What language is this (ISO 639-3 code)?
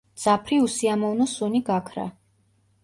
kat